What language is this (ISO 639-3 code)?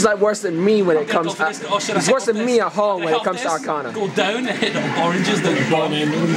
eng